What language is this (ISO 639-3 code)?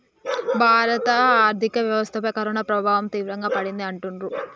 tel